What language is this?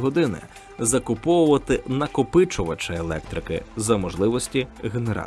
Ukrainian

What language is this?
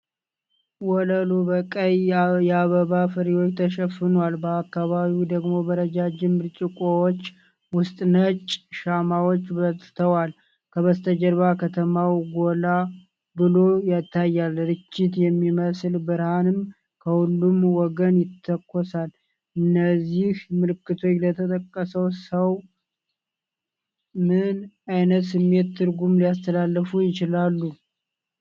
Amharic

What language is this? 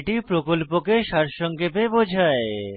Bangla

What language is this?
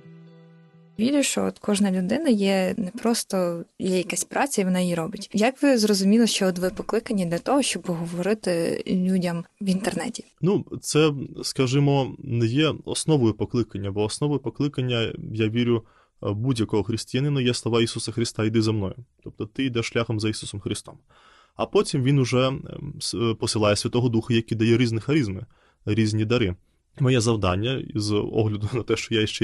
Ukrainian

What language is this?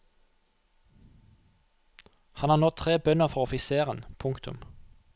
Norwegian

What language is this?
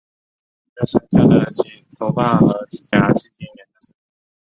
Chinese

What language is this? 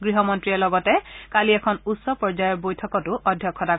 Assamese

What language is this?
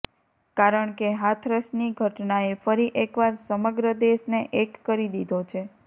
Gujarati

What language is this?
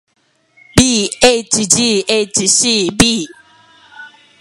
Japanese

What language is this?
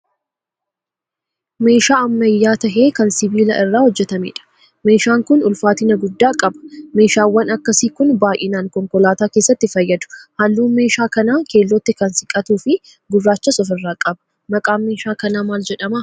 Oromo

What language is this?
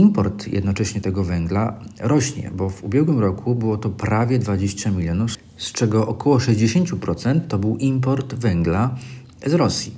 Polish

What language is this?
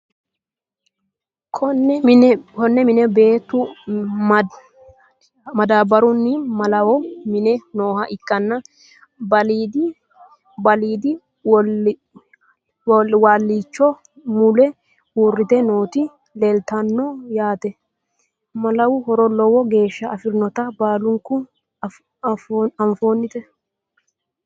Sidamo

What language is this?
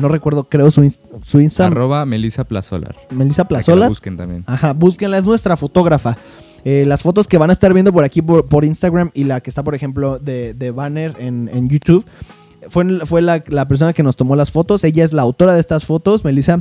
Spanish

